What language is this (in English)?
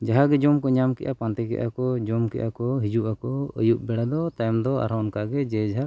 Santali